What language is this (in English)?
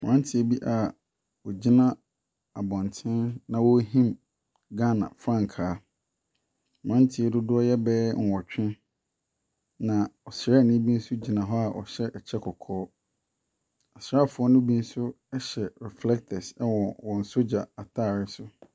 Akan